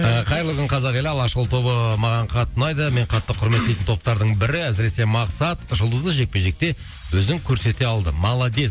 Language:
Kazakh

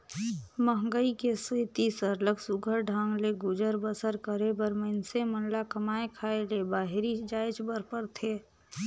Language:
Chhattisgarhi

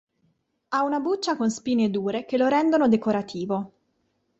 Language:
Italian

